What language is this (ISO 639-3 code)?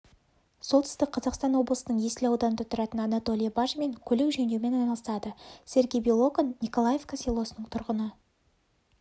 kaz